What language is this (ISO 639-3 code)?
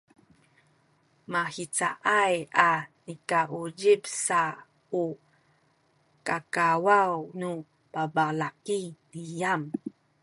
szy